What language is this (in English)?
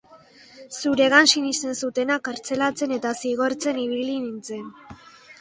Basque